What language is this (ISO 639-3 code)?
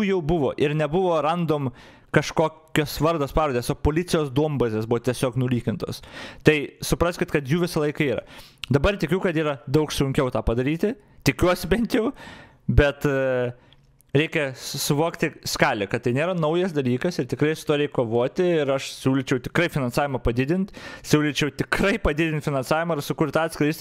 lit